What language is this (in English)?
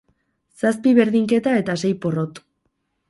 Basque